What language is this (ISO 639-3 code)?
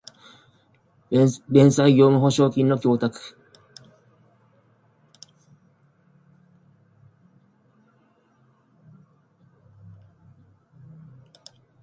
jpn